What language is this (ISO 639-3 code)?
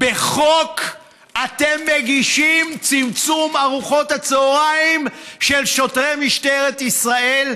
heb